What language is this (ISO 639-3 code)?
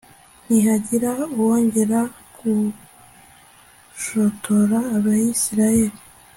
kin